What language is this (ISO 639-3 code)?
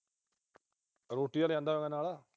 pan